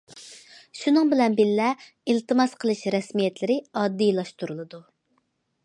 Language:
Uyghur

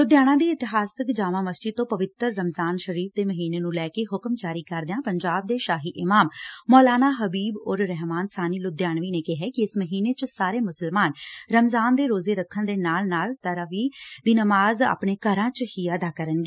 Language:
Punjabi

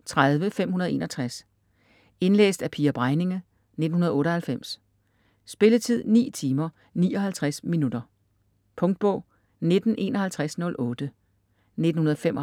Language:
Danish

